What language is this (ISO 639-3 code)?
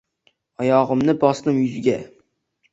uzb